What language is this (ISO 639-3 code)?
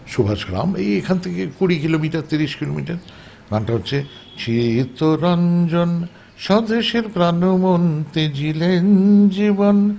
ben